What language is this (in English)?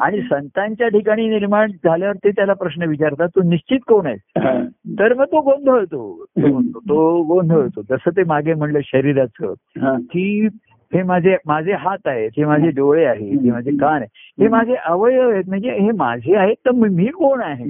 Marathi